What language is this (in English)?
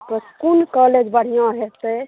Maithili